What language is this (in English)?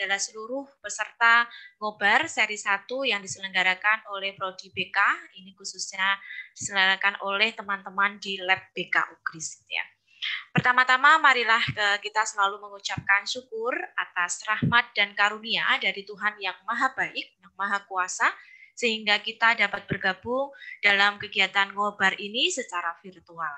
Indonesian